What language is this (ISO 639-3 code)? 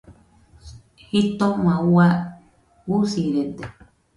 hux